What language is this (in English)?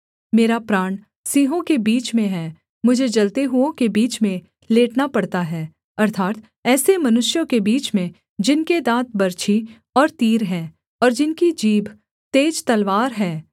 Hindi